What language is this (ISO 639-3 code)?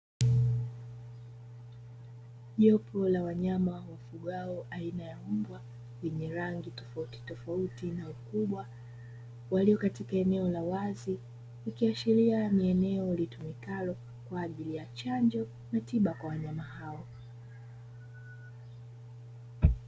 swa